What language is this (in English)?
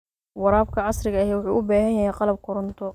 Somali